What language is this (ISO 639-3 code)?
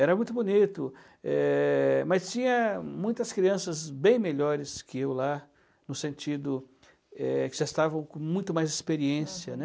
por